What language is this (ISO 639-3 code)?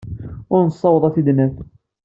kab